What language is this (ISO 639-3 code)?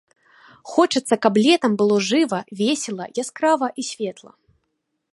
bel